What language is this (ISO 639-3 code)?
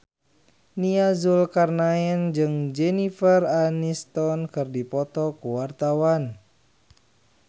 sun